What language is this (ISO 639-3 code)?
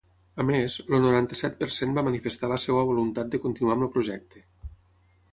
cat